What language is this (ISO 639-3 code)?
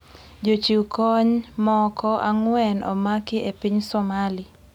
luo